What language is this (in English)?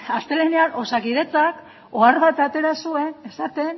Basque